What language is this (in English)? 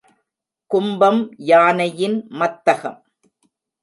Tamil